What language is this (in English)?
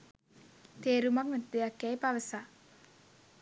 Sinhala